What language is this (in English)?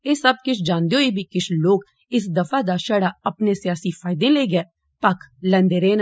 Dogri